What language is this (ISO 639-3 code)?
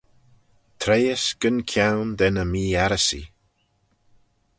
glv